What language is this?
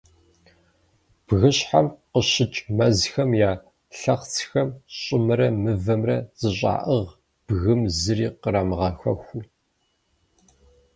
Kabardian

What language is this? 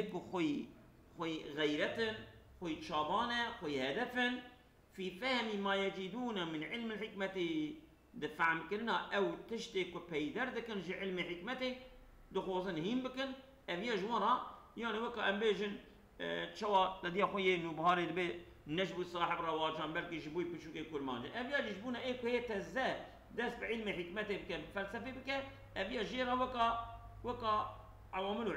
Arabic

